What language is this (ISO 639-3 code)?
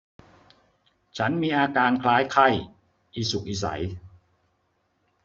tha